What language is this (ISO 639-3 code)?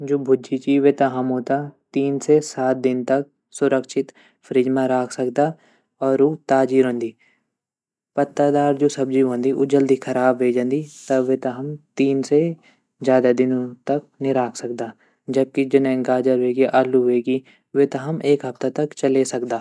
gbm